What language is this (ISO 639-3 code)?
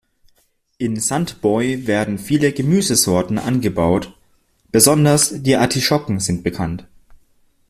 deu